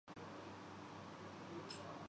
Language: Urdu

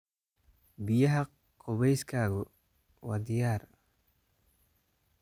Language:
Somali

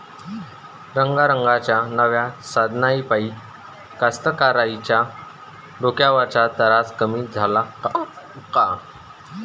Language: Marathi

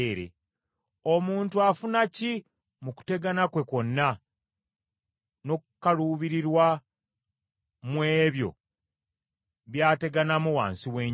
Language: Ganda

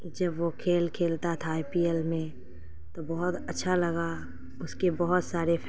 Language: Urdu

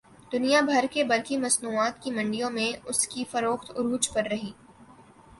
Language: Urdu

